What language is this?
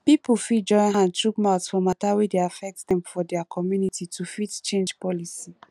Nigerian Pidgin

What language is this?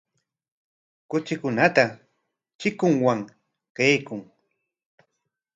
Corongo Ancash Quechua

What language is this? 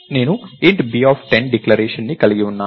Telugu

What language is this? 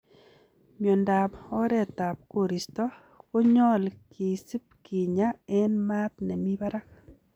Kalenjin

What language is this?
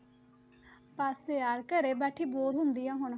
Punjabi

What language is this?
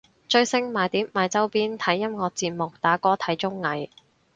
Cantonese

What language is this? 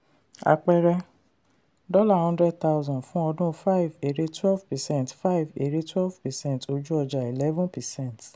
Yoruba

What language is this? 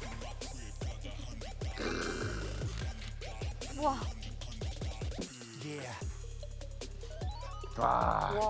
Korean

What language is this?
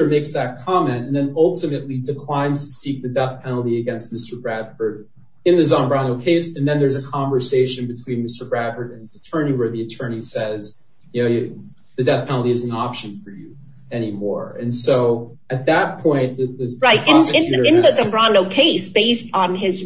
English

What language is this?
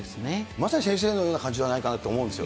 Japanese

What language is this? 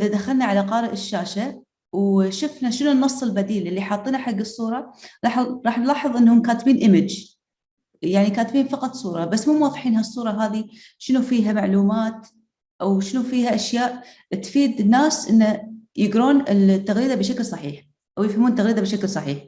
Arabic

